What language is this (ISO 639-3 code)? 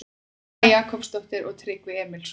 isl